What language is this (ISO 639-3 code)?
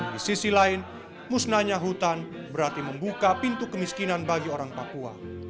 ind